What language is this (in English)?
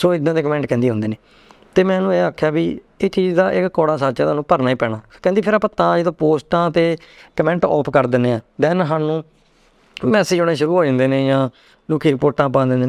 Punjabi